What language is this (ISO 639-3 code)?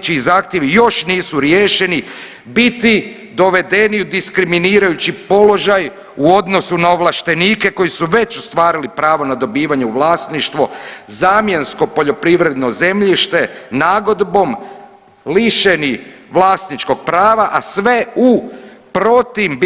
hrv